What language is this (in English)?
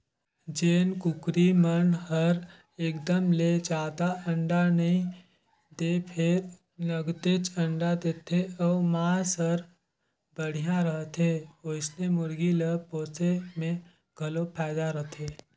Chhattisgarhi